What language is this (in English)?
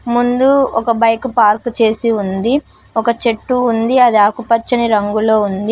Telugu